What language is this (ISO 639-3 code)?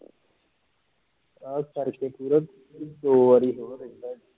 pan